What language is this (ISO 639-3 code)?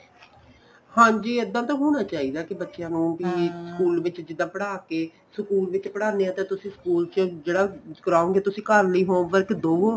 pan